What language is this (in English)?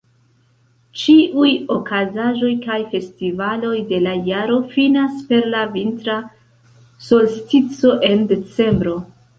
Esperanto